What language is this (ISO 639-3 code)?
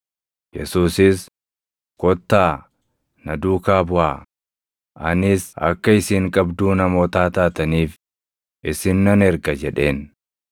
orm